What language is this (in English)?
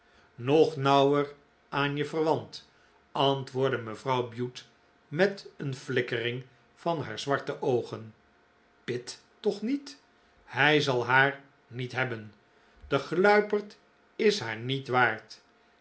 Dutch